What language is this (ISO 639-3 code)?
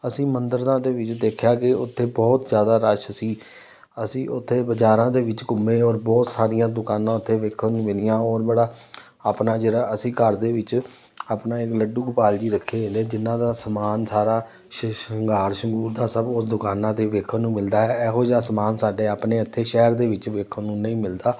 pan